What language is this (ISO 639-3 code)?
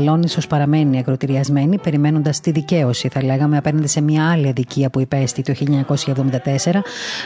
ell